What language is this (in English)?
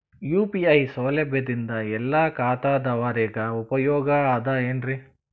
Kannada